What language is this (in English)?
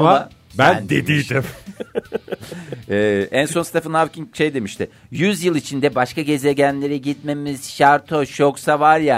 Turkish